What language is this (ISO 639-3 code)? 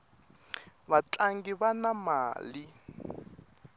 tso